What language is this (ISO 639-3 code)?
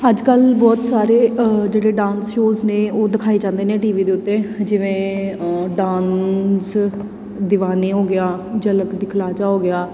pan